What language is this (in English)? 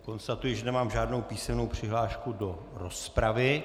Czech